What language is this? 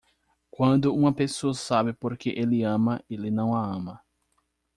Portuguese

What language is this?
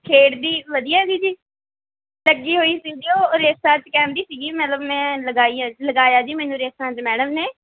Punjabi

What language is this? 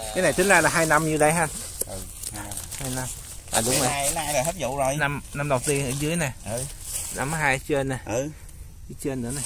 Vietnamese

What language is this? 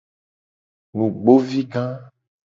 Gen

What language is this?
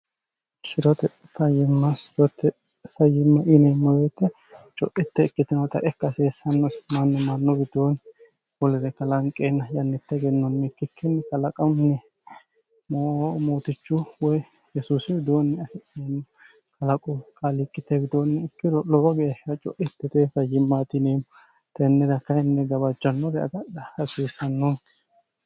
Sidamo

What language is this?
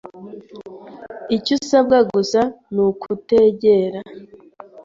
Kinyarwanda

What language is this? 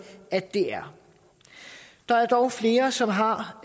Danish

